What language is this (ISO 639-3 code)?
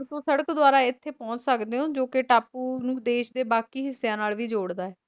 pan